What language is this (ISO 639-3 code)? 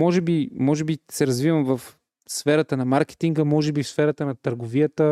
bul